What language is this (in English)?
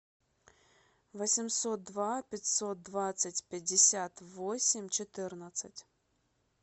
Russian